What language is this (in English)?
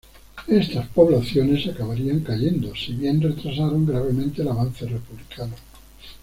Spanish